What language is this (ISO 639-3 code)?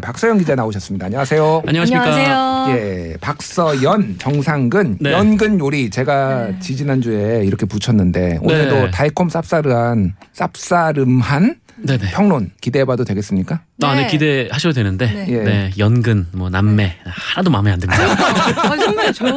kor